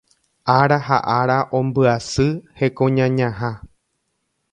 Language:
Guarani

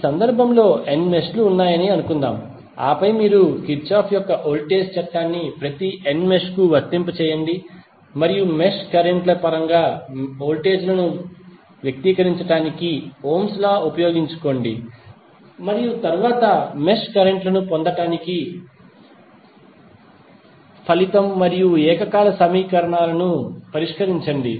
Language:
Telugu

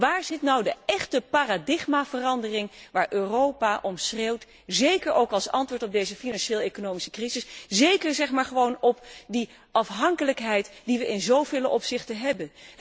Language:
Dutch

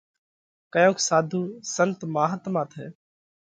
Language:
Parkari Koli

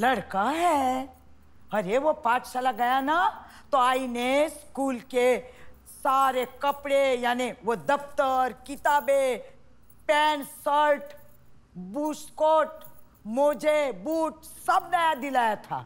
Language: Hindi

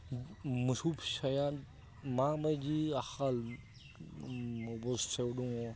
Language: Bodo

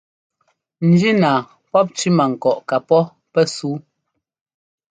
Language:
Ngomba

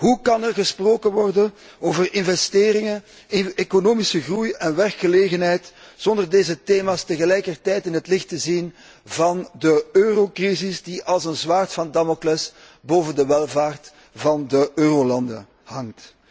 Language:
Dutch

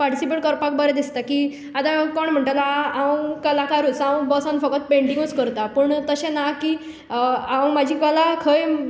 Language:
Konkani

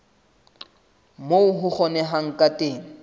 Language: Southern Sotho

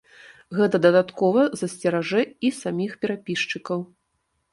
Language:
Belarusian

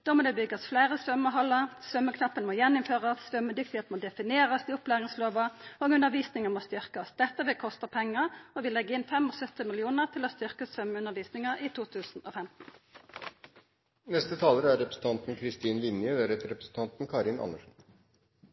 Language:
Norwegian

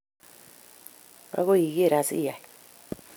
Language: Kalenjin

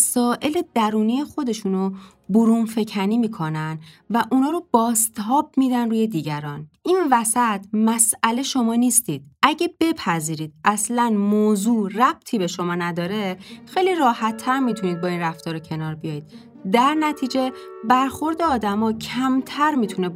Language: Persian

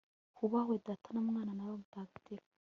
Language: Kinyarwanda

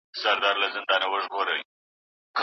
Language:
Pashto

